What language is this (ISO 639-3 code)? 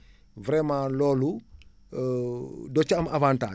wol